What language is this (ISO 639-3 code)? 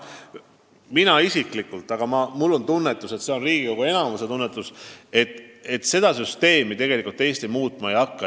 est